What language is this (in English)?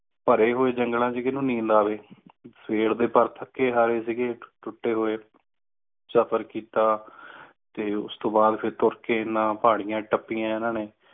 Punjabi